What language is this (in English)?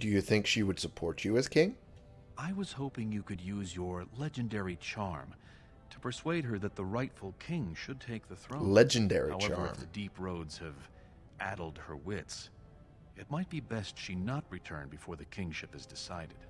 English